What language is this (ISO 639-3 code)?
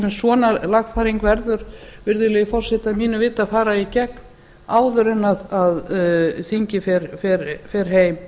isl